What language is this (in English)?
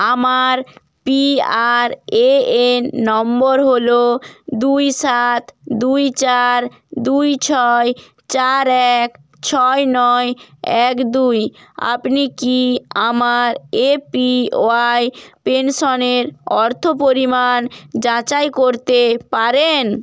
Bangla